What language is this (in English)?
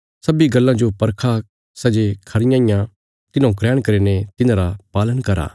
Bilaspuri